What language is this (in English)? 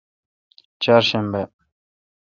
Kalkoti